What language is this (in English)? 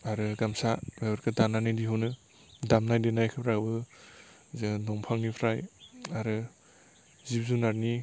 Bodo